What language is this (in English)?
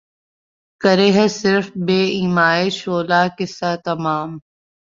Urdu